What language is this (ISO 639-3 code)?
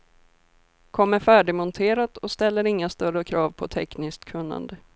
swe